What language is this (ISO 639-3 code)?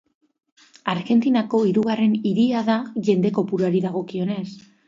eus